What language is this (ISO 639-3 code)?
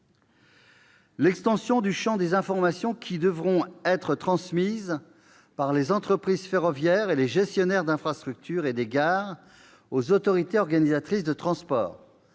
fra